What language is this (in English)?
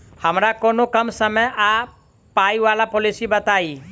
Maithili